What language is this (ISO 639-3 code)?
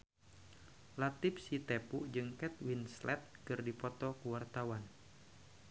sun